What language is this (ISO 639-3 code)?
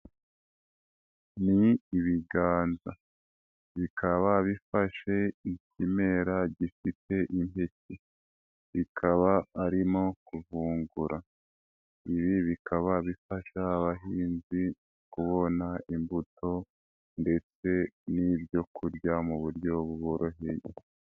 kin